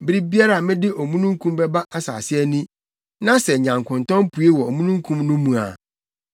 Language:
Akan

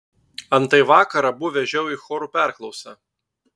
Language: Lithuanian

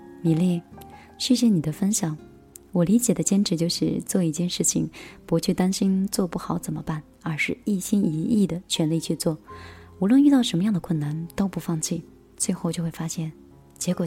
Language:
Chinese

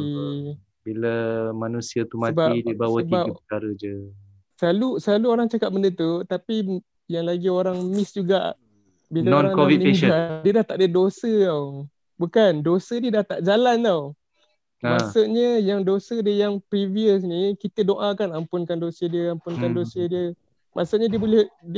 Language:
Malay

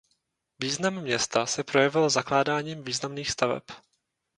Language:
Czech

